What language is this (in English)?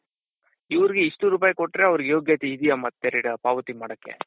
Kannada